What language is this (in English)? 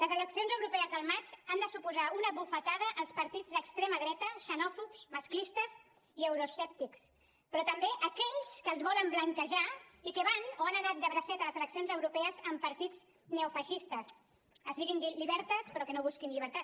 Catalan